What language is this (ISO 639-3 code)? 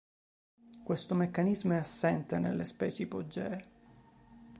ita